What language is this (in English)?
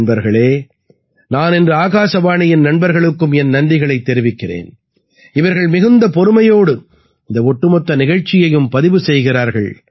Tamil